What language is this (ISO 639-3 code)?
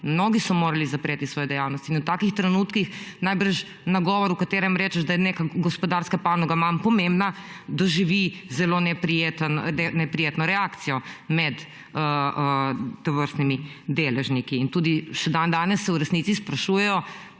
slv